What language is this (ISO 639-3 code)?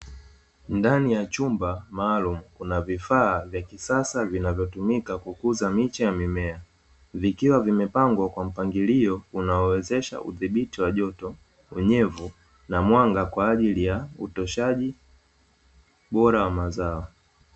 swa